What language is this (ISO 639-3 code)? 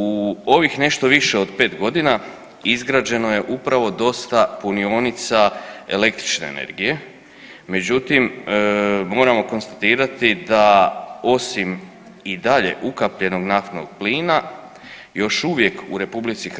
hrv